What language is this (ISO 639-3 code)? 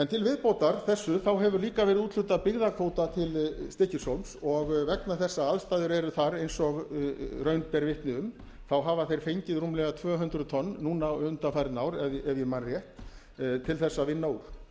isl